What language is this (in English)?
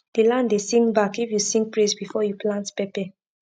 Nigerian Pidgin